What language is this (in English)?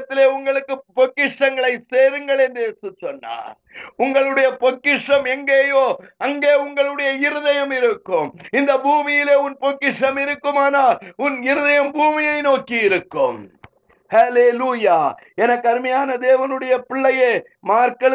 Tamil